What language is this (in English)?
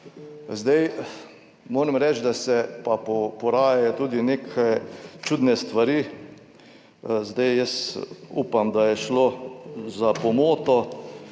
Slovenian